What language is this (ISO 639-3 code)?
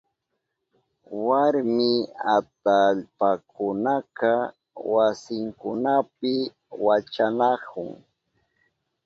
qup